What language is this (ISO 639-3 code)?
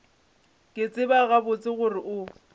nso